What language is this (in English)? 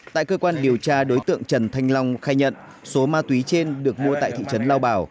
Vietnamese